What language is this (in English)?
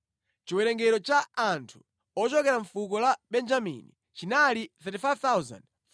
Nyanja